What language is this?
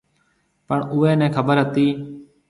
Marwari (Pakistan)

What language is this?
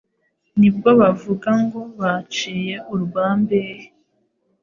Kinyarwanda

